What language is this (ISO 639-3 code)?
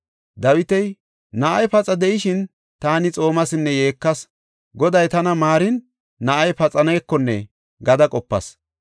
gof